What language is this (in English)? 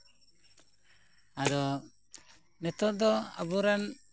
Santali